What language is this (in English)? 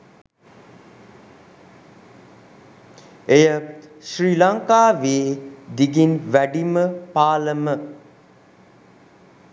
Sinhala